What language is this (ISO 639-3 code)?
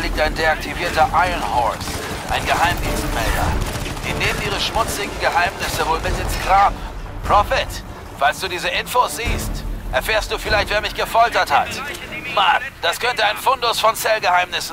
deu